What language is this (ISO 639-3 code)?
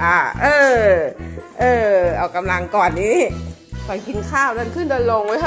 tha